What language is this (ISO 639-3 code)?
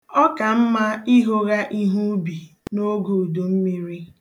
ibo